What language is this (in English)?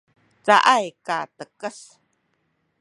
Sakizaya